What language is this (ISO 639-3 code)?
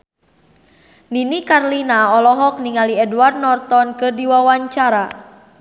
sun